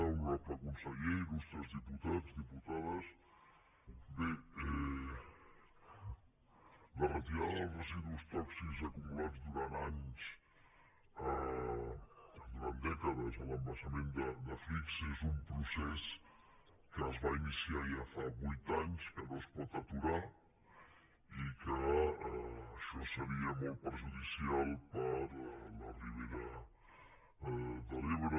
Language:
Catalan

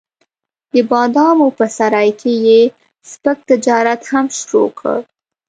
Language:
Pashto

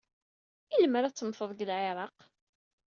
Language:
Kabyle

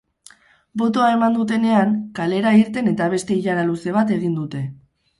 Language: Basque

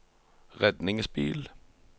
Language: Norwegian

